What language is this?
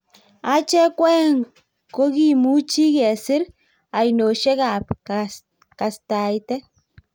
Kalenjin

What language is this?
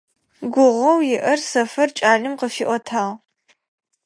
Adyghe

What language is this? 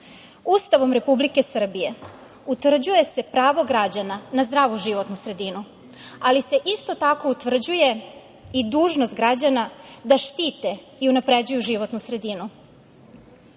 Serbian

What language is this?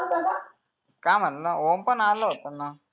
Marathi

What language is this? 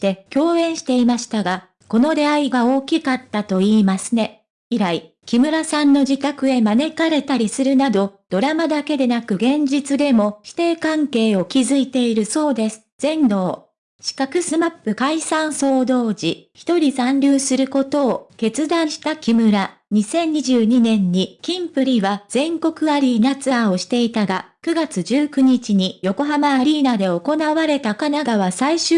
Japanese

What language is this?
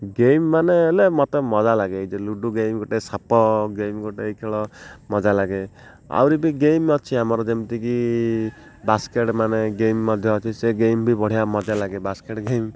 Odia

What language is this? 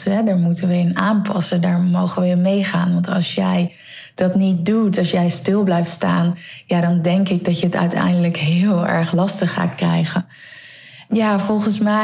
Dutch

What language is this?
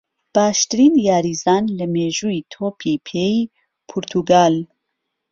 Central Kurdish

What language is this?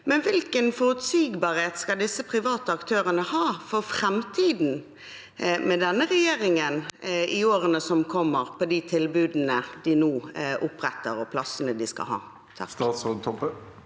Norwegian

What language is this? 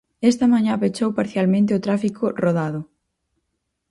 Galician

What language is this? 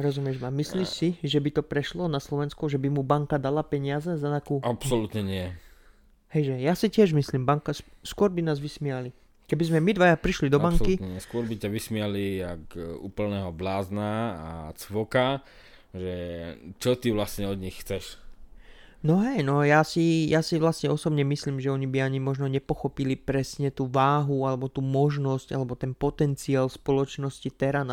Slovak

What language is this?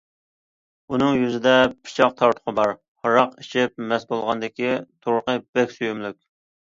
Uyghur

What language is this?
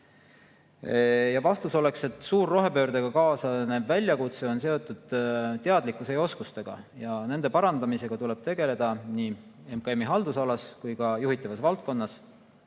Estonian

